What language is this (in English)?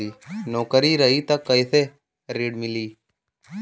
Bhojpuri